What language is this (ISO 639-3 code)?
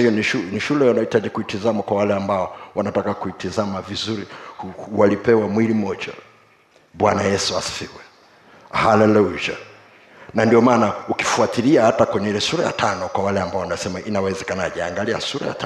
swa